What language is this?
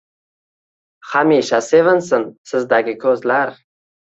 Uzbek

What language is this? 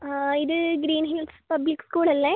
Malayalam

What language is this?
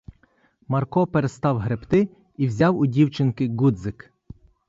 Ukrainian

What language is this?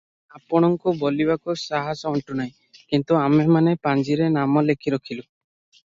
Odia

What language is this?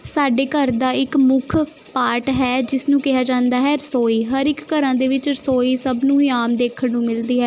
Punjabi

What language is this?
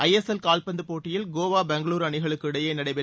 Tamil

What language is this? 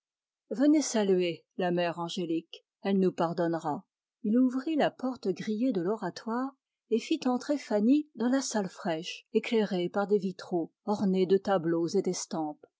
French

